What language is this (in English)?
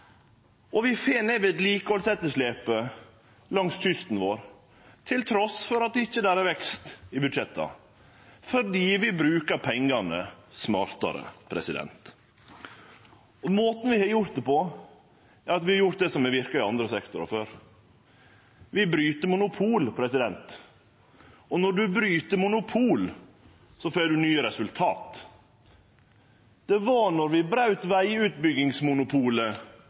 Norwegian Nynorsk